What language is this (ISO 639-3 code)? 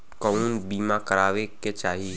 bho